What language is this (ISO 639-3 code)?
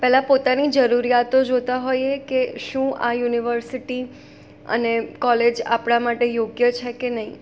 guj